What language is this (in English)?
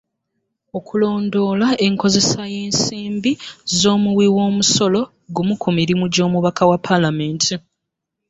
Ganda